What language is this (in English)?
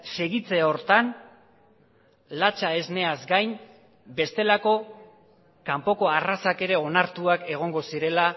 Basque